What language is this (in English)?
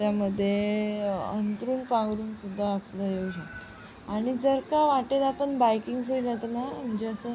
Marathi